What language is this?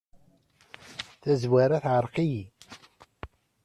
Kabyle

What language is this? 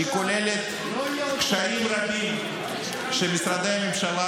Hebrew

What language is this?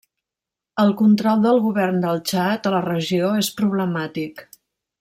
Catalan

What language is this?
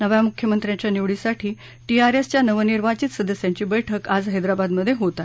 Marathi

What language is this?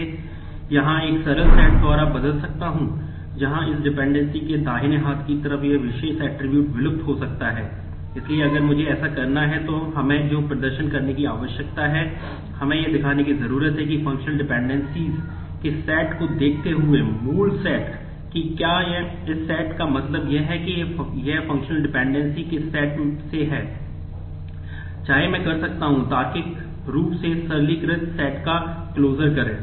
Hindi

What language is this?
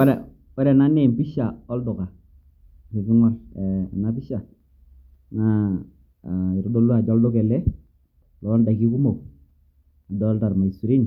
Masai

